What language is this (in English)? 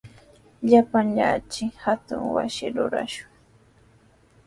Sihuas Ancash Quechua